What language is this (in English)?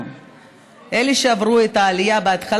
Hebrew